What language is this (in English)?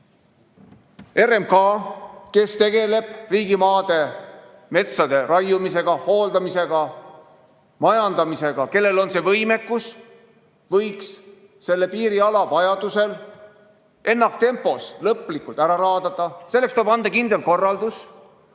Estonian